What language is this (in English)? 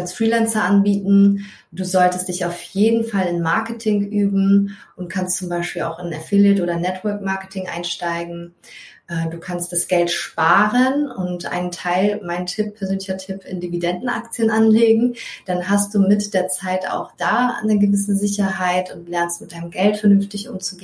German